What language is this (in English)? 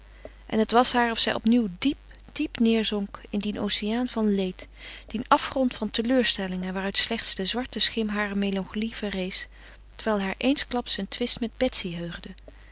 Dutch